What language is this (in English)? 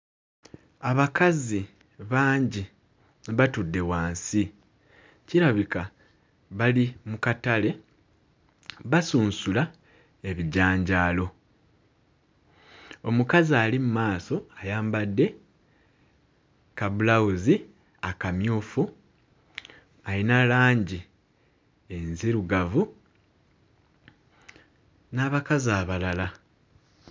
Ganda